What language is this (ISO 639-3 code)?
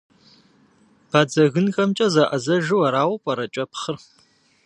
kbd